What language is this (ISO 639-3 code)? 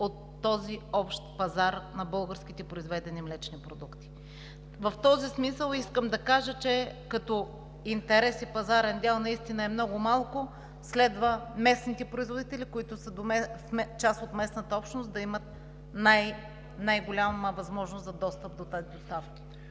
bul